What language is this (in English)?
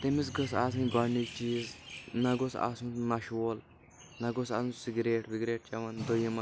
Kashmiri